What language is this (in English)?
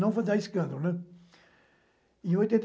Portuguese